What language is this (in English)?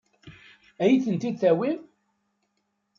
Kabyle